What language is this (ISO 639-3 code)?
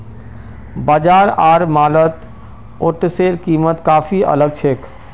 mag